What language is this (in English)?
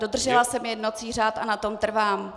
Czech